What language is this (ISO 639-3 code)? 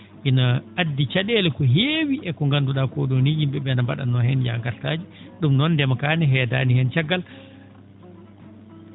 ful